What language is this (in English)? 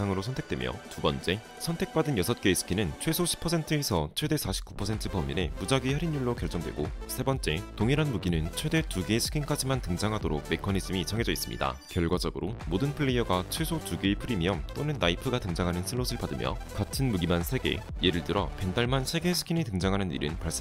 Korean